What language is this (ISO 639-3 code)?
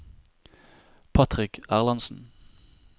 nor